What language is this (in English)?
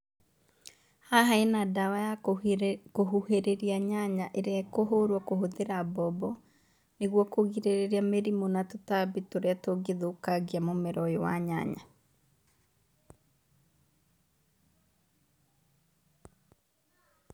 Kikuyu